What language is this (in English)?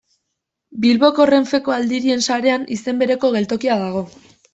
Basque